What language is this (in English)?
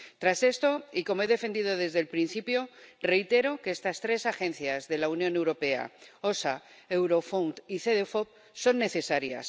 Spanish